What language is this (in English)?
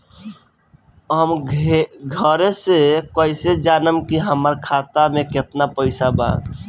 Bhojpuri